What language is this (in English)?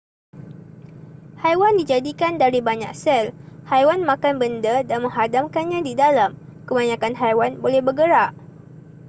Malay